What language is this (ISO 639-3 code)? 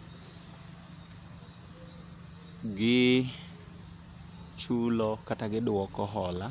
luo